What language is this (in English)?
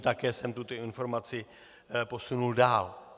Czech